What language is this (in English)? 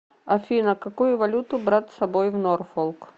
Russian